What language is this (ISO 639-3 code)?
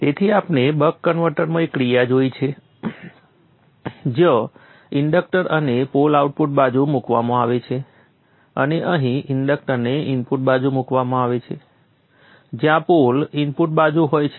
guj